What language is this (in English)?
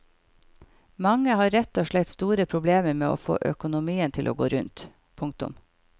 Norwegian